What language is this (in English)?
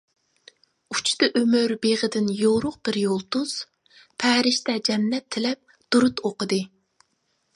Uyghur